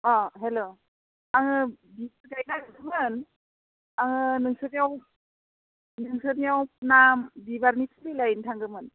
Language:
Bodo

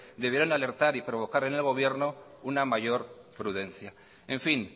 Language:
Spanish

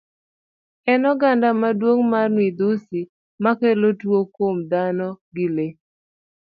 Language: Luo (Kenya and Tanzania)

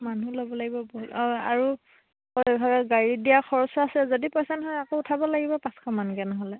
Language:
Assamese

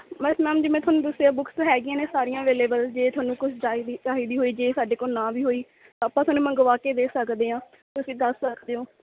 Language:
Punjabi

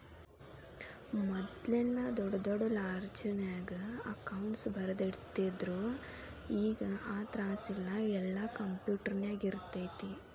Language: Kannada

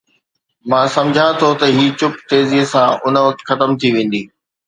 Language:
Sindhi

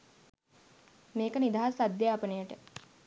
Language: Sinhala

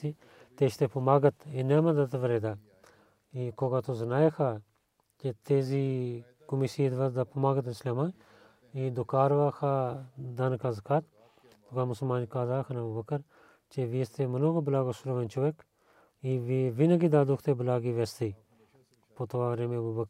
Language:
Bulgarian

